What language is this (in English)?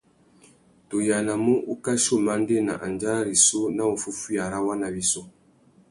Tuki